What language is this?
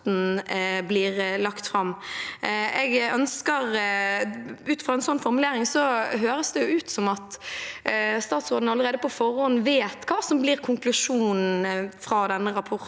Norwegian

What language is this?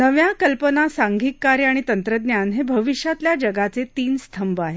Marathi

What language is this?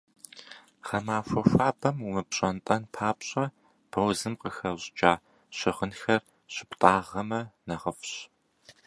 Kabardian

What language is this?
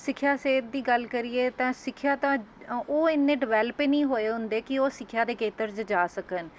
Punjabi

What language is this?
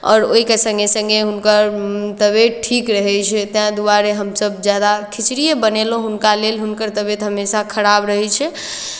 Maithili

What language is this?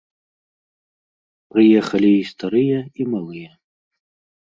Belarusian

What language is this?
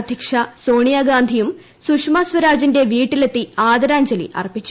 Malayalam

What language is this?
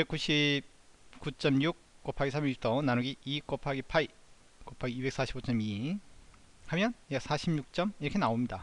Korean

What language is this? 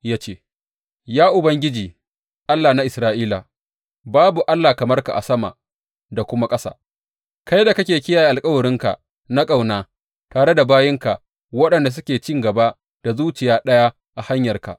Hausa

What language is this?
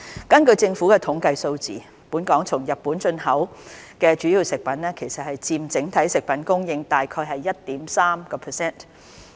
Cantonese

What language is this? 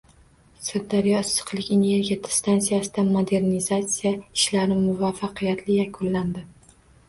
Uzbek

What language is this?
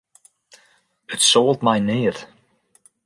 Western Frisian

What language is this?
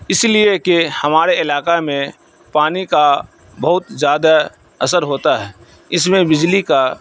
Urdu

